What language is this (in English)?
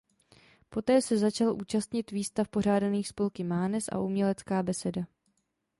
Czech